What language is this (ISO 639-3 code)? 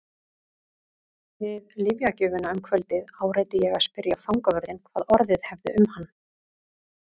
isl